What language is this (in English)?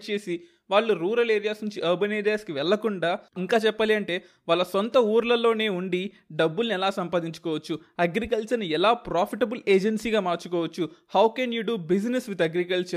Telugu